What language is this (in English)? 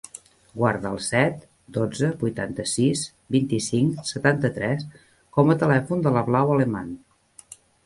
Catalan